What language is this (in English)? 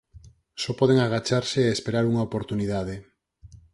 Galician